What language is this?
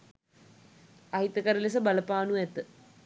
Sinhala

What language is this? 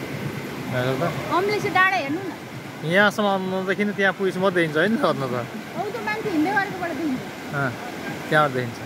Thai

